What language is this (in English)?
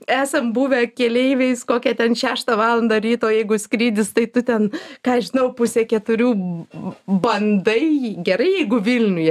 Lithuanian